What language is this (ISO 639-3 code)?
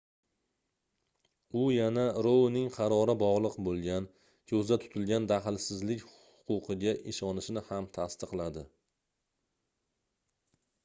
uzb